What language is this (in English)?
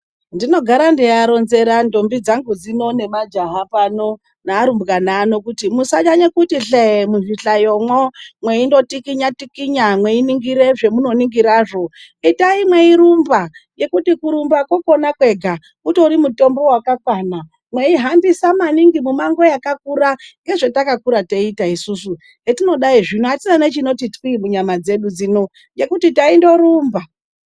Ndau